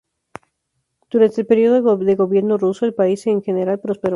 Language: Spanish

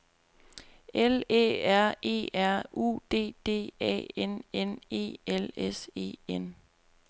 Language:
Danish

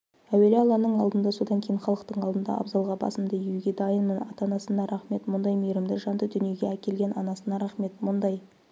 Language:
Kazakh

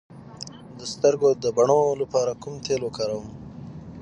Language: Pashto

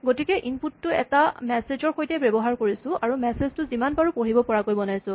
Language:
Assamese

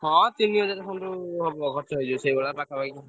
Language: Odia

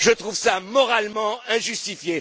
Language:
French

